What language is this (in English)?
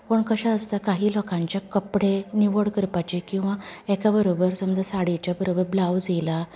Konkani